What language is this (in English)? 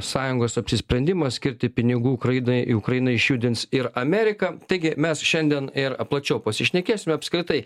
Lithuanian